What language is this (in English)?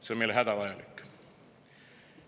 Estonian